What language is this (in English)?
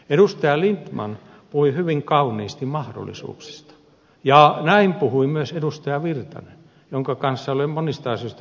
Finnish